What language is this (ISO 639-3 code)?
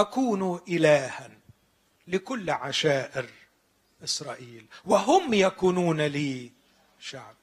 ara